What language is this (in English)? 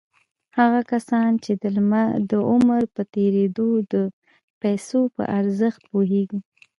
Pashto